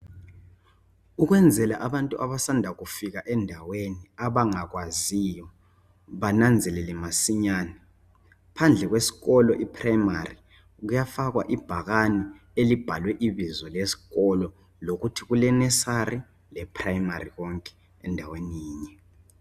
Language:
North Ndebele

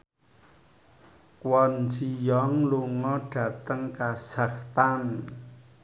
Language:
Javanese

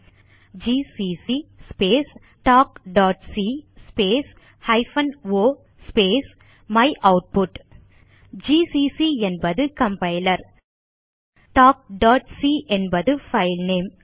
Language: Tamil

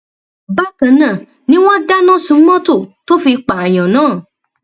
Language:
Yoruba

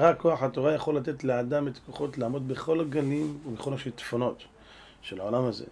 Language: Hebrew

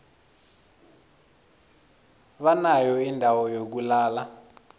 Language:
South Ndebele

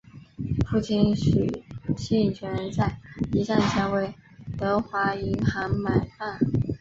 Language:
Chinese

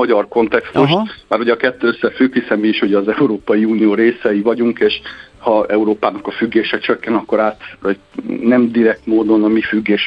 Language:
Hungarian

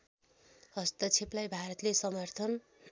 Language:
Nepali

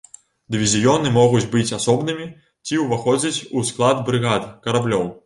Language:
Belarusian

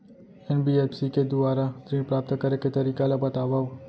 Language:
Chhattisgarhi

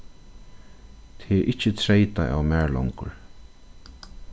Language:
Faroese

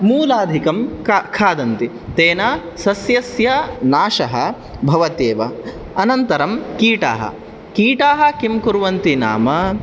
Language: Sanskrit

